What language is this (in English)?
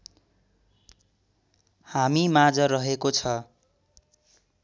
Nepali